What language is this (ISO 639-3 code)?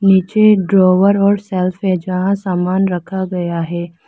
hin